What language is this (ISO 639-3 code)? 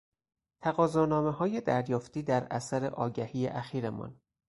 fas